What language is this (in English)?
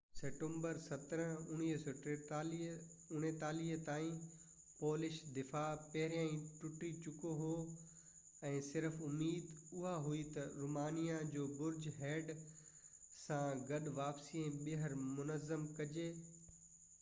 Sindhi